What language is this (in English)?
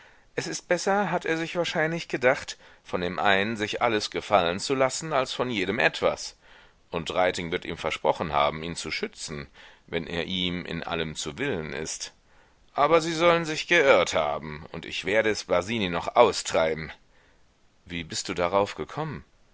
German